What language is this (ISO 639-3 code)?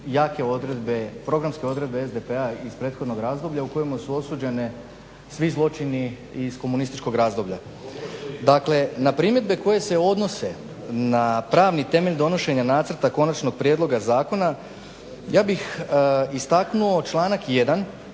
hrv